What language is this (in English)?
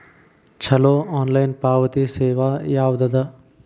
Kannada